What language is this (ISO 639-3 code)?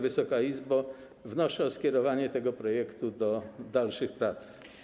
pol